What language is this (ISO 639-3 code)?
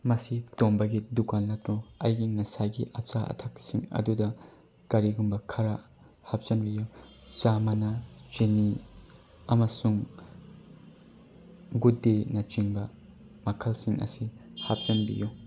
mni